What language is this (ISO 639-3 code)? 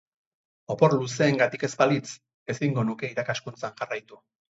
eus